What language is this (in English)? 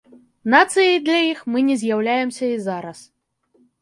Belarusian